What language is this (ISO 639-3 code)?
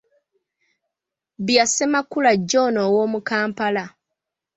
lug